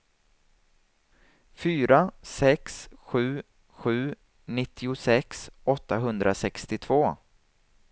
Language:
Swedish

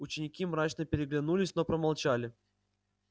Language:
Russian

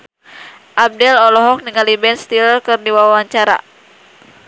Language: Sundanese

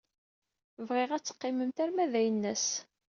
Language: Kabyle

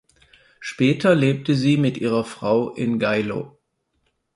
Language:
German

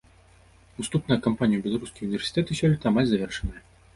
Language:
Belarusian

